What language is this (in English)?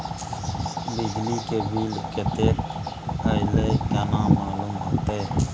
Maithili